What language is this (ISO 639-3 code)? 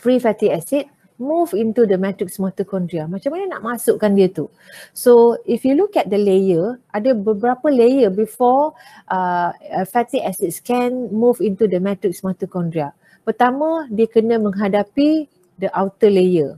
msa